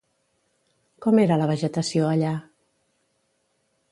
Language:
Catalan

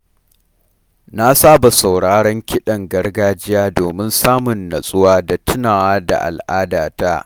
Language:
Hausa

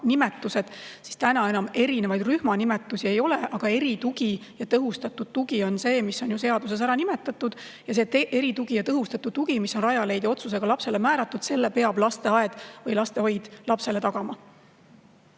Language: Estonian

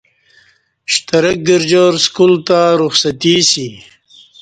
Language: Kati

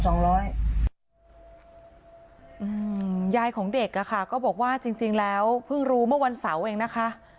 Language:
Thai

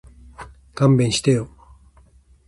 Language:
Japanese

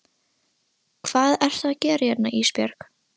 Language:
Icelandic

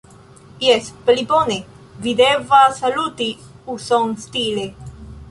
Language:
Esperanto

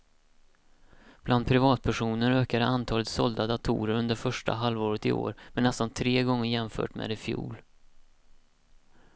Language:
Swedish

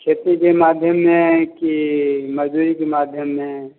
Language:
Maithili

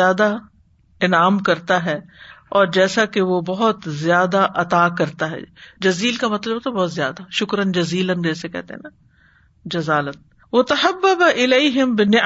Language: Urdu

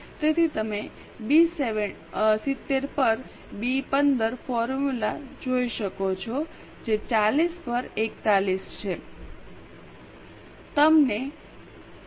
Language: Gujarati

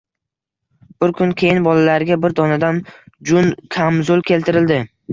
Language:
Uzbek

